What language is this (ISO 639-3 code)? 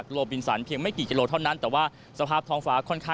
tha